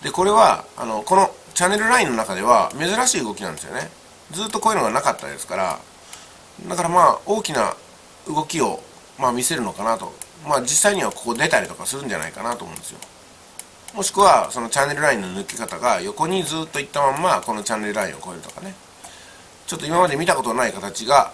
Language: Japanese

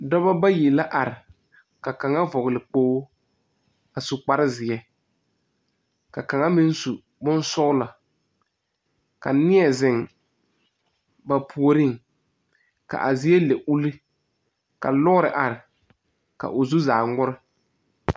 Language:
Southern Dagaare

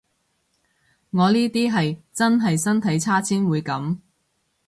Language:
Cantonese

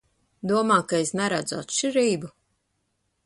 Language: Latvian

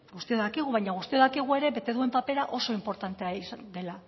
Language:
Basque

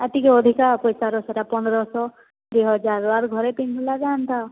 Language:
Odia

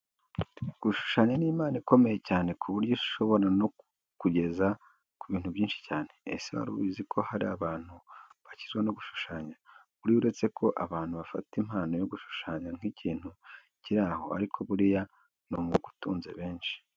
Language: Kinyarwanda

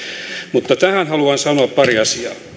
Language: Finnish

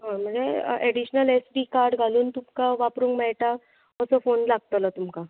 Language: Konkani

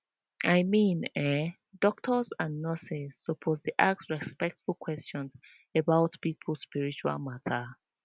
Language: Nigerian Pidgin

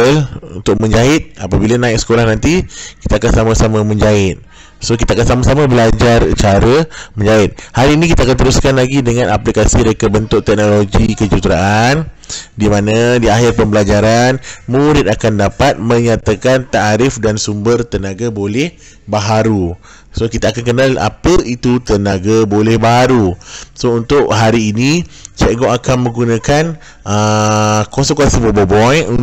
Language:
Malay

